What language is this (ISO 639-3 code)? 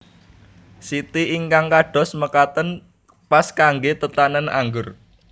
jav